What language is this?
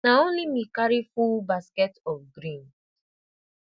Nigerian Pidgin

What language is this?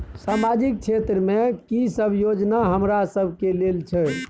Maithili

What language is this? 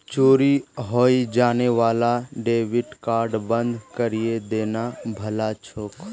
Magahi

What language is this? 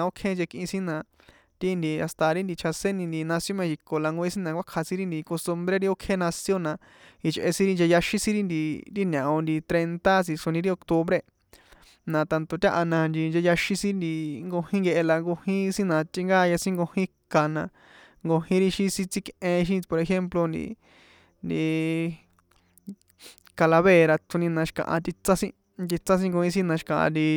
San Juan Atzingo Popoloca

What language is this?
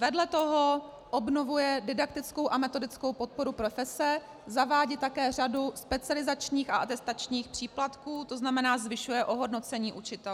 Czech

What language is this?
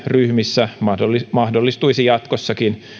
Finnish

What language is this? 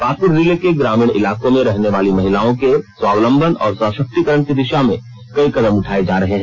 Hindi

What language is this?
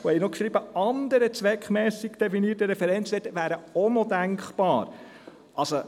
Swiss German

